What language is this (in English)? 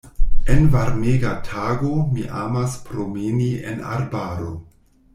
Esperanto